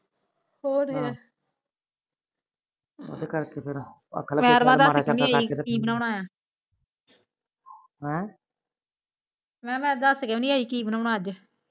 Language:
Punjabi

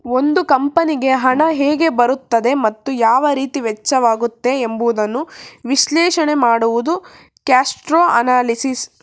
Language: Kannada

